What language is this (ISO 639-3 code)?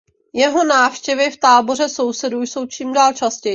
ces